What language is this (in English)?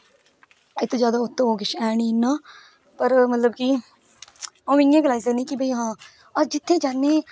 Dogri